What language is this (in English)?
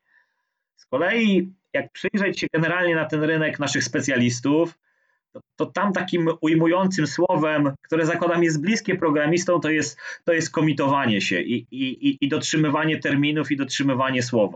Polish